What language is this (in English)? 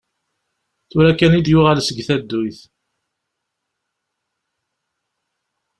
Kabyle